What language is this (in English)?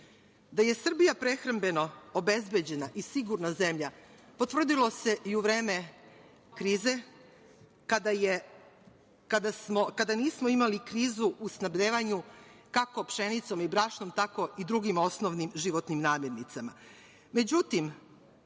Serbian